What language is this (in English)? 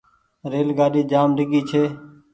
Goaria